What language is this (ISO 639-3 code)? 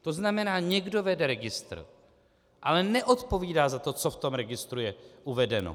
ces